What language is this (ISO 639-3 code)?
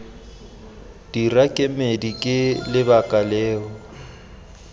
tsn